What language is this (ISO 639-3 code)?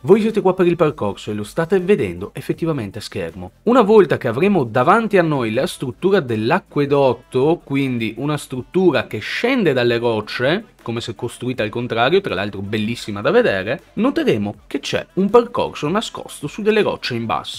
ita